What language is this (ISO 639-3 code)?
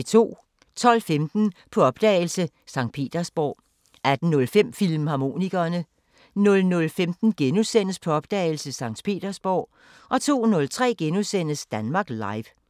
dan